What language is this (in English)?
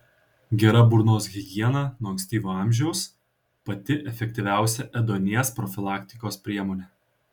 Lithuanian